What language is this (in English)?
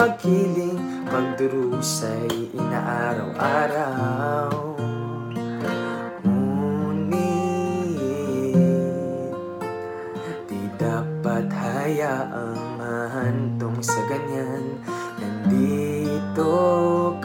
Filipino